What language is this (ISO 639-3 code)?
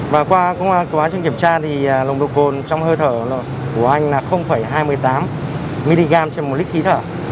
vie